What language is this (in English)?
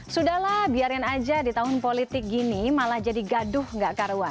Indonesian